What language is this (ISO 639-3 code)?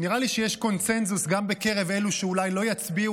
heb